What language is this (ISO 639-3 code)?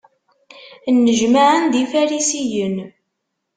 kab